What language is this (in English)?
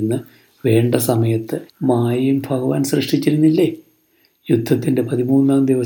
Malayalam